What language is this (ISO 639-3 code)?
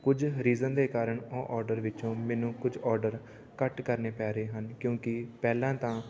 pan